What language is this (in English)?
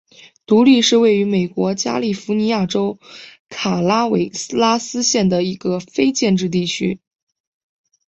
Chinese